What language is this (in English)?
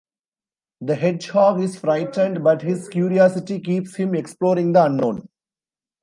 English